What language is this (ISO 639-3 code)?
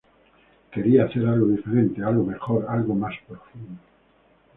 spa